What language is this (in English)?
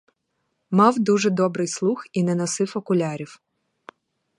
Ukrainian